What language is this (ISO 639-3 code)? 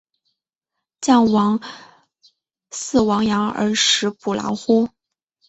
zho